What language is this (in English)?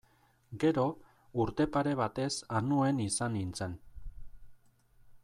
Basque